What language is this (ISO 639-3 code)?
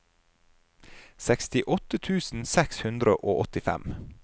nor